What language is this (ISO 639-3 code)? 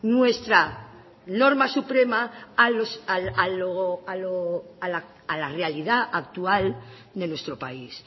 spa